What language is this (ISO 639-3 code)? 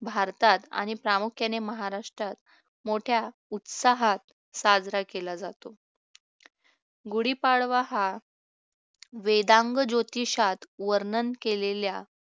mar